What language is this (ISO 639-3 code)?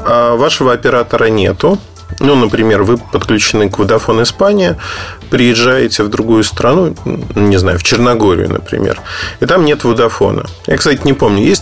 rus